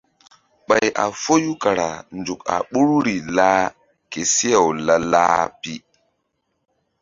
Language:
Mbum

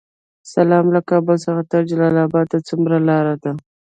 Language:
Pashto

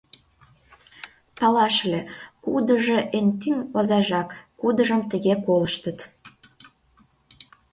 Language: Mari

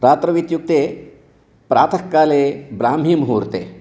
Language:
Sanskrit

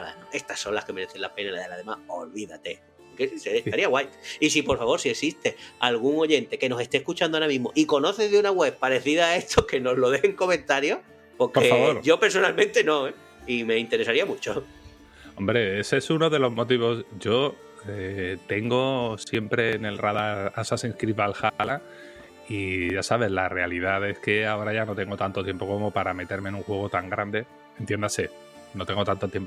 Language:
Spanish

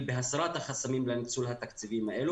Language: Hebrew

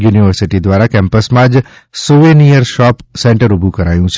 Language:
Gujarati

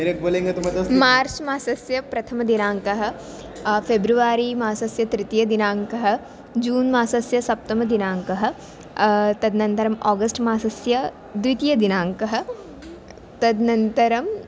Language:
Sanskrit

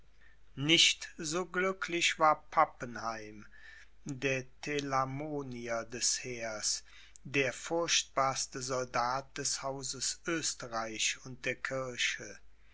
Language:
German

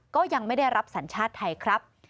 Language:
Thai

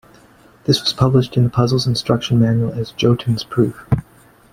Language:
English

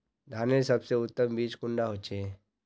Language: Magahi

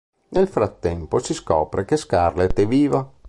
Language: Italian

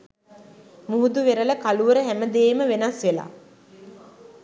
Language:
Sinhala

